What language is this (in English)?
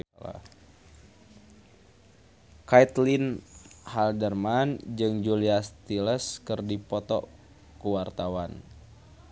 Sundanese